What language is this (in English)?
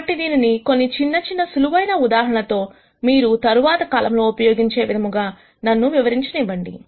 Telugu